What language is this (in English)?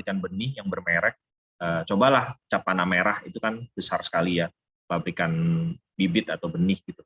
Indonesian